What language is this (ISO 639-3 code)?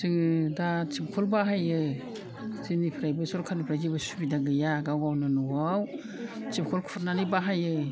brx